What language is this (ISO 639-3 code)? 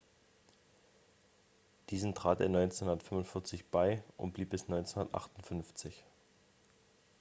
deu